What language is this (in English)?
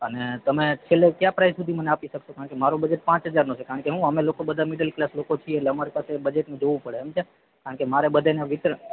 Gujarati